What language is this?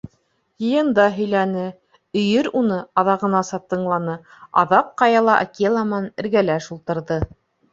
Bashkir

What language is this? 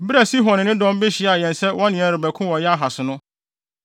Akan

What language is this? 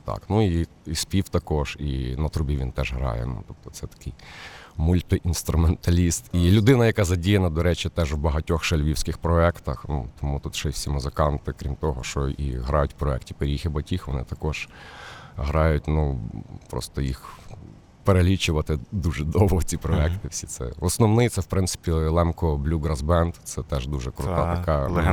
Ukrainian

